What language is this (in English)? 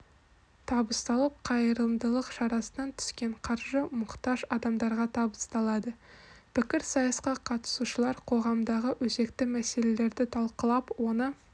Kazakh